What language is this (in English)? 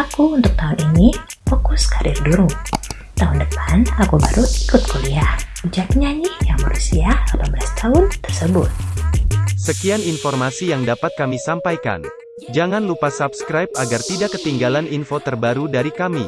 Indonesian